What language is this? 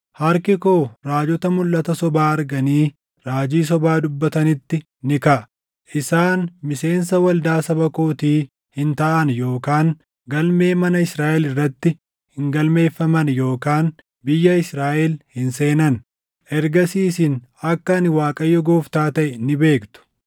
Oromo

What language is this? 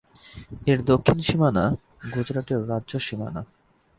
Bangla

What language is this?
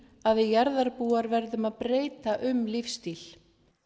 Icelandic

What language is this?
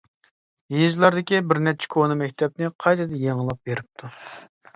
Uyghur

